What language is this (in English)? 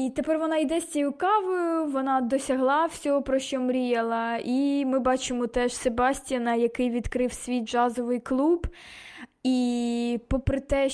Ukrainian